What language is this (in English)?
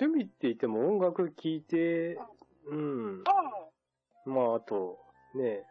Japanese